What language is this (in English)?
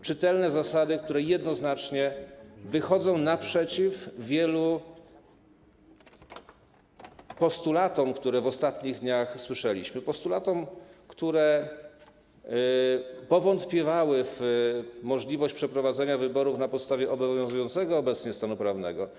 Polish